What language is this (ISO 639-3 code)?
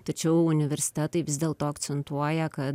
lit